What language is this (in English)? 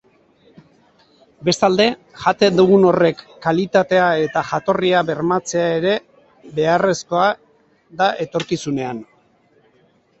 Basque